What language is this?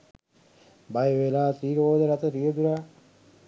Sinhala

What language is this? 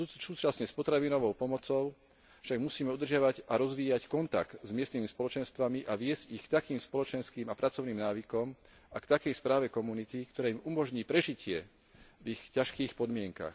Slovak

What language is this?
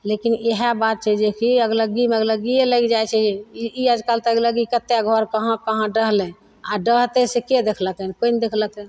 Maithili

